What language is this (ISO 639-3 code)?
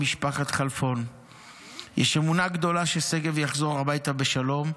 heb